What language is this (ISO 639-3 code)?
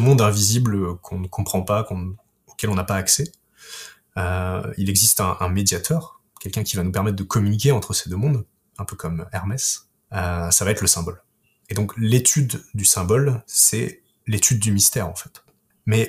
fra